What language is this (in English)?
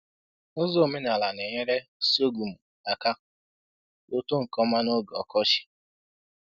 Igbo